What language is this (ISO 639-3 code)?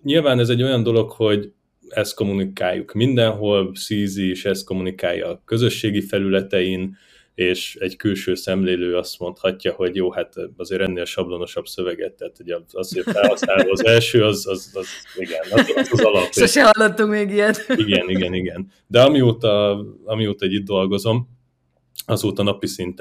hun